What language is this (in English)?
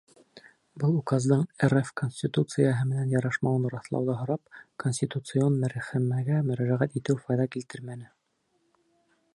Bashkir